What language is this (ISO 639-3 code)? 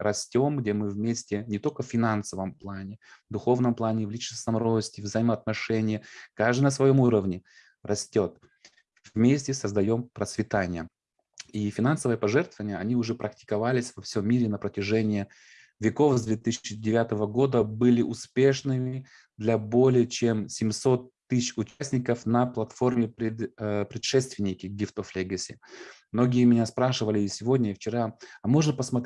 rus